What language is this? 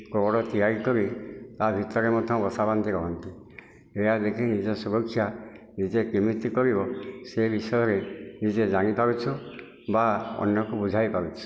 Odia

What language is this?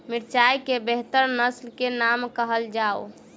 Maithili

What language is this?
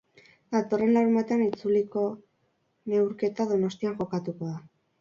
Basque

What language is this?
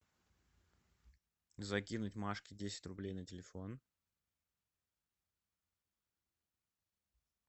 Russian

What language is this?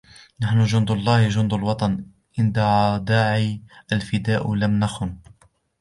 Arabic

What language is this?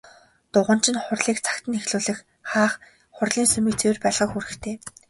Mongolian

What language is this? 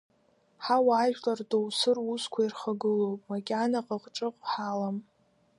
Abkhazian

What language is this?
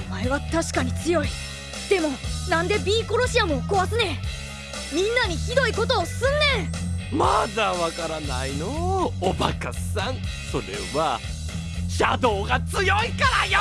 Japanese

